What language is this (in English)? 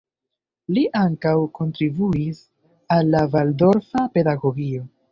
Esperanto